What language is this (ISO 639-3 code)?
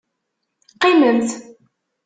kab